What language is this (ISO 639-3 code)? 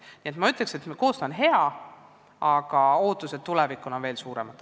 est